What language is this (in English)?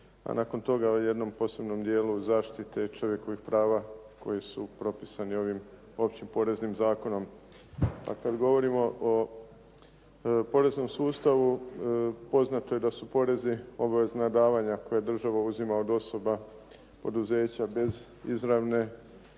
Croatian